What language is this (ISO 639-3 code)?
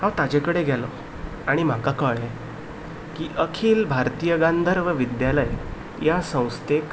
kok